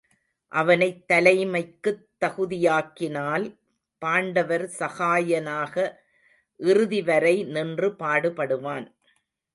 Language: Tamil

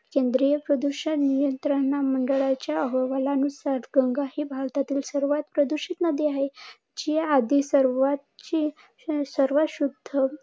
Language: Marathi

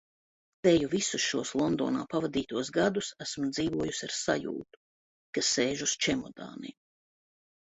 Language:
Latvian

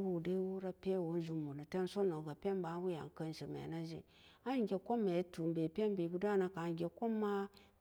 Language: Samba Daka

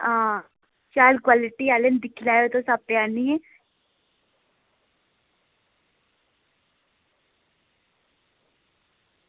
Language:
Dogri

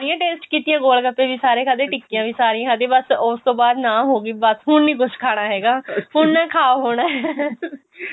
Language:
Punjabi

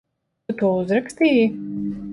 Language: Latvian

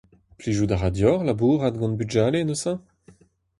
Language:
Breton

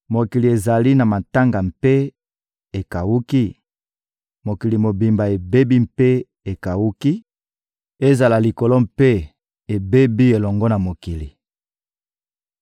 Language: Lingala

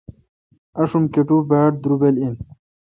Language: Kalkoti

